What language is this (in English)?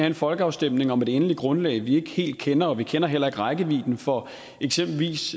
Danish